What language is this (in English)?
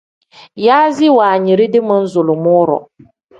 Tem